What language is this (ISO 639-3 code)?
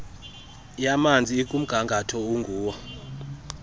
xho